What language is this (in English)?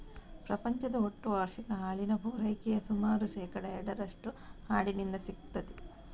Kannada